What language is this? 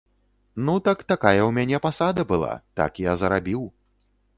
Belarusian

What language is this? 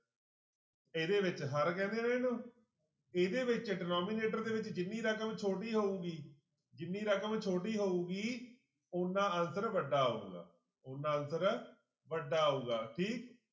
Punjabi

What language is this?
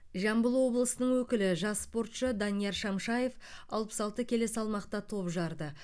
Kazakh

